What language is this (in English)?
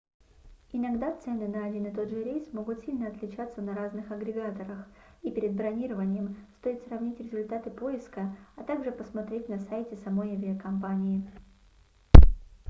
Russian